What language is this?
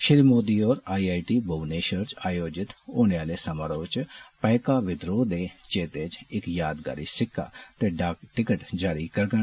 Dogri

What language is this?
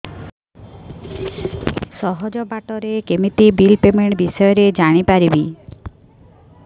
Odia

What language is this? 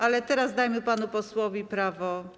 Polish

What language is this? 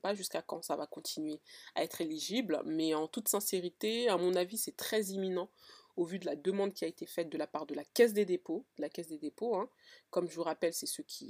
French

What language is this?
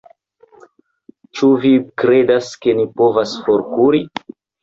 Esperanto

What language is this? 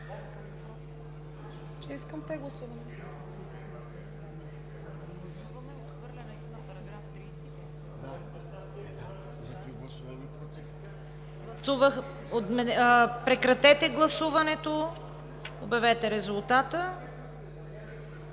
Bulgarian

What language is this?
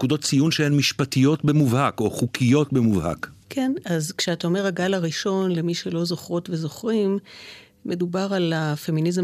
Hebrew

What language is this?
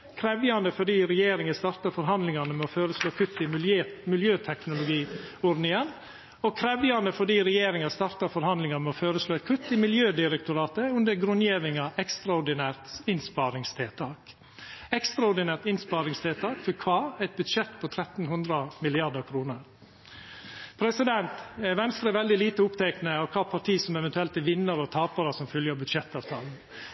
Norwegian Nynorsk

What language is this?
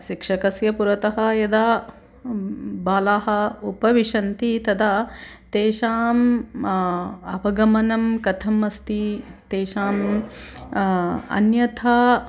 Sanskrit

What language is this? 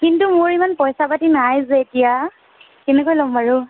Assamese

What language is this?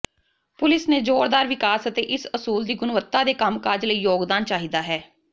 Punjabi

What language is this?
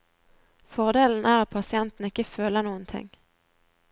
Norwegian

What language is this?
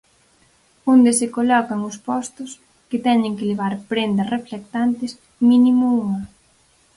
Galician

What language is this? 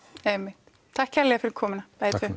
Icelandic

